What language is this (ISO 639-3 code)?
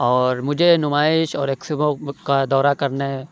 urd